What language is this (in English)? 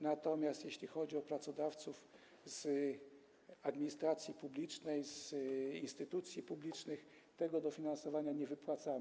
Polish